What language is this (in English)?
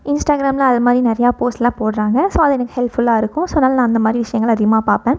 Tamil